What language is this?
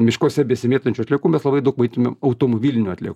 Lithuanian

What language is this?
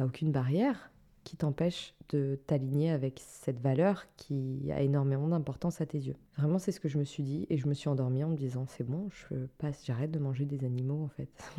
French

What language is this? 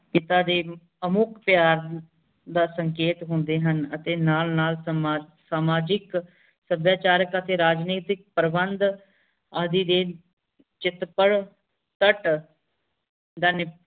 Punjabi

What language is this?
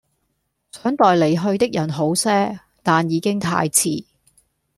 Cantonese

